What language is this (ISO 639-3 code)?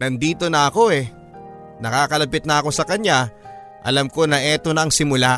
fil